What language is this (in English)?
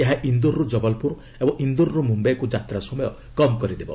Odia